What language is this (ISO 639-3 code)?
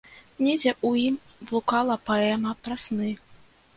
bel